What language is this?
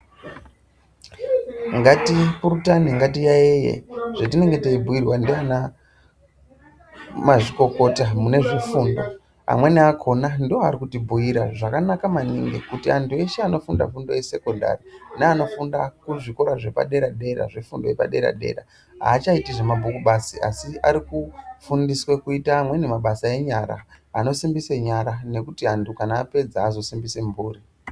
Ndau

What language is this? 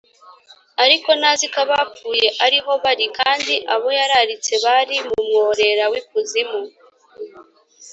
Kinyarwanda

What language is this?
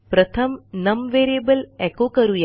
Marathi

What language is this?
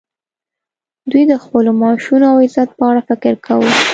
Pashto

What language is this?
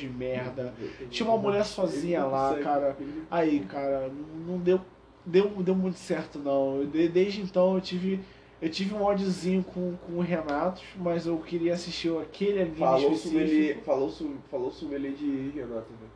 Portuguese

